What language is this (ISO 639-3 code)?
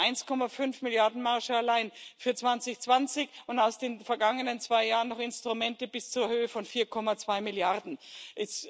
deu